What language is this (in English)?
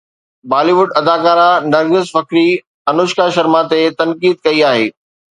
Sindhi